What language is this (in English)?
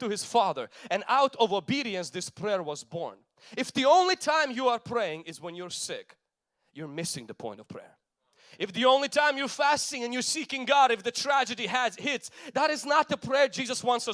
English